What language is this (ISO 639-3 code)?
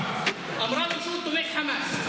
heb